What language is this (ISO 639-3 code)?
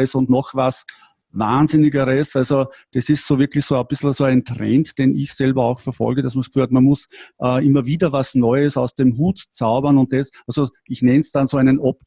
deu